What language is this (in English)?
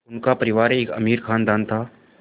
Hindi